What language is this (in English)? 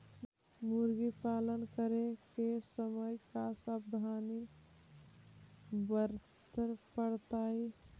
Magahi